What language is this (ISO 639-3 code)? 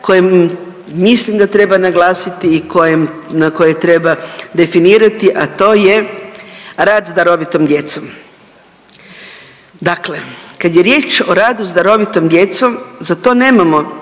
hrv